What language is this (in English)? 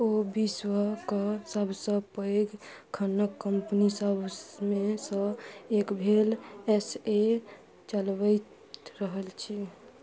Maithili